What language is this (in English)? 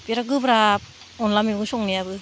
Bodo